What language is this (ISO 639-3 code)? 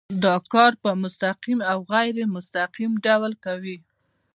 pus